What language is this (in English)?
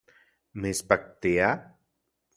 Central Puebla Nahuatl